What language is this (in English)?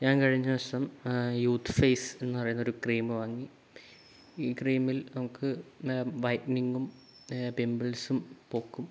Malayalam